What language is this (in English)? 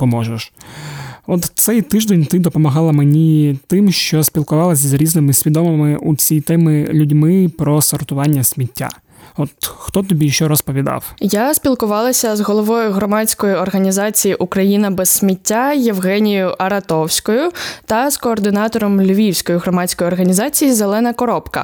Ukrainian